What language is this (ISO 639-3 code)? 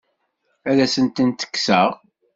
kab